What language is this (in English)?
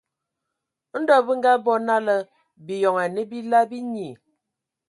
Ewondo